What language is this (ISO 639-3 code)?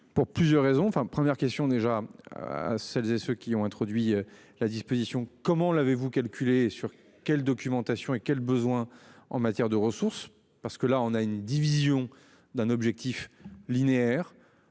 fra